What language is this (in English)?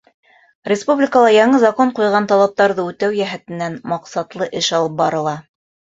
Bashkir